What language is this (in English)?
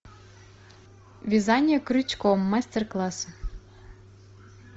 Russian